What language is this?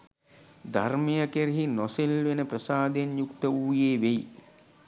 Sinhala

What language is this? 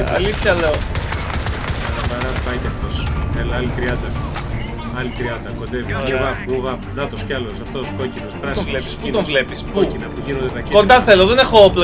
Greek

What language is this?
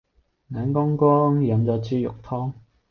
Cantonese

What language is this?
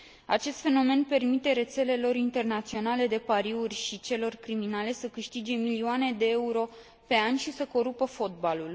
Romanian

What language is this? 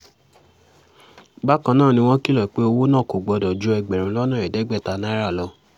Yoruba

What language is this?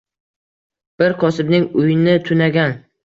Uzbek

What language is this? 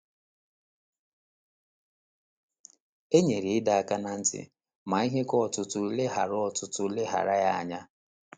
Igbo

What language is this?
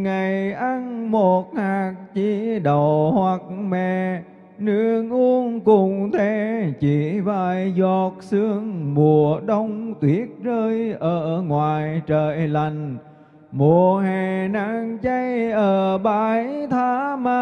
Vietnamese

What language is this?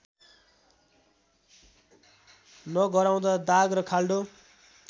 Nepali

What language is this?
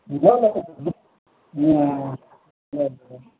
Nepali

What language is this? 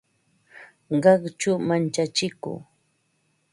Ambo-Pasco Quechua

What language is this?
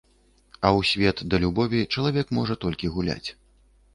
Belarusian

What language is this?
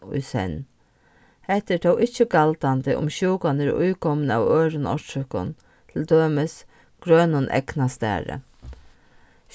Faroese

